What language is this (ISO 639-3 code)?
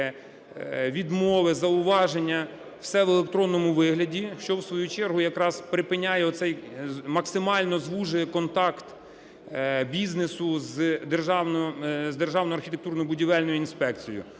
ukr